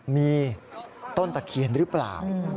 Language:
Thai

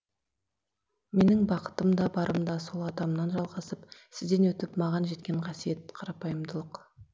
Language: Kazakh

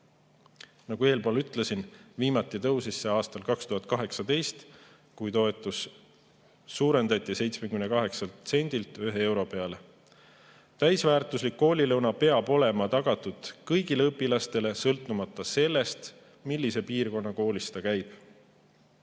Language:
Estonian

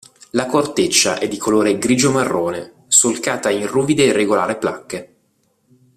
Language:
Italian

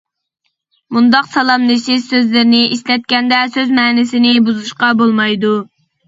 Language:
Uyghur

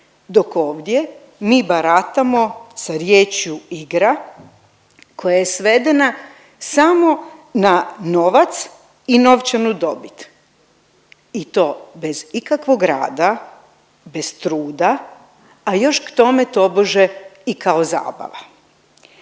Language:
Croatian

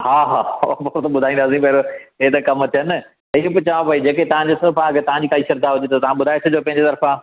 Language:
Sindhi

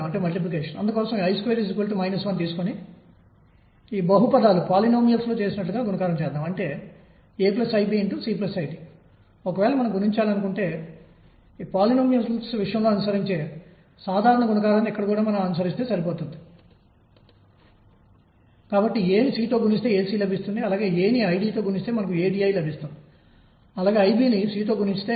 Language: Telugu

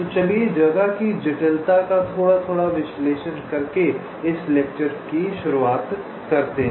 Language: Hindi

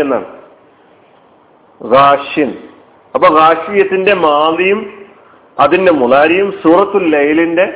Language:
Malayalam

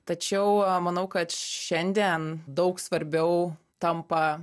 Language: Lithuanian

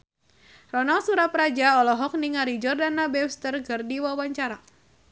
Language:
Sundanese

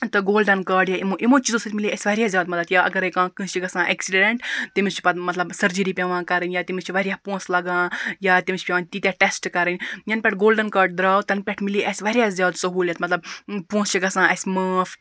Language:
Kashmiri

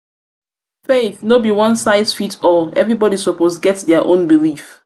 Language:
Nigerian Pidgin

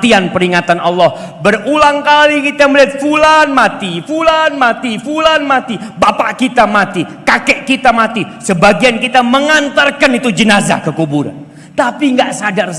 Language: Indonesian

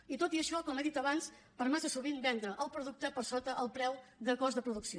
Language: Catalan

